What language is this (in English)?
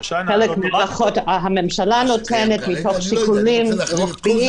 Hebrew